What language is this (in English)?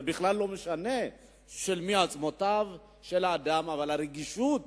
Hebrew